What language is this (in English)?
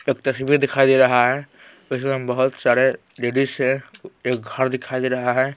Hindi